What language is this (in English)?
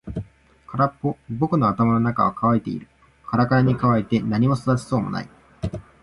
Japanese